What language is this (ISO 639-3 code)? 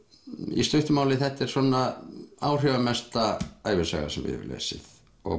isl